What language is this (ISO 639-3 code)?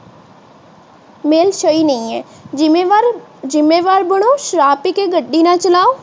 pan